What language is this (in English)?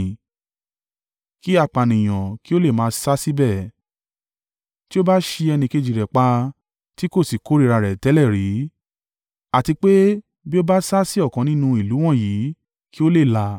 Yoruba